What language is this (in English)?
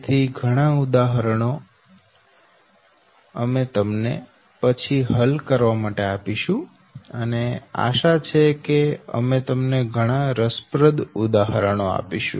Gujarati